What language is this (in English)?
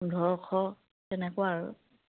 Assamese